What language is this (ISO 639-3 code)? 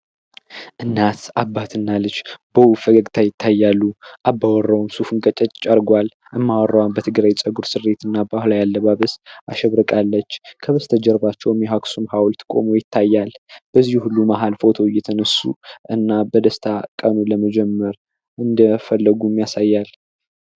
amh